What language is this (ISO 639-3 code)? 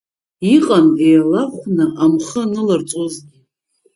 abk